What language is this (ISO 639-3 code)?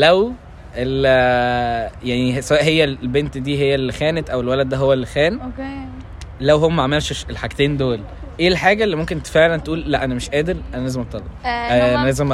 ara